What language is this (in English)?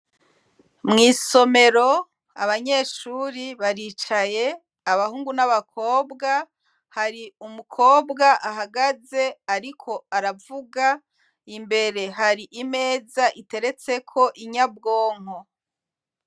Rundi